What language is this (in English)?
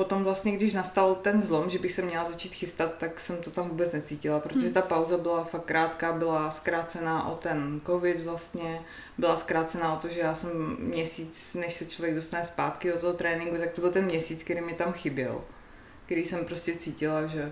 Czech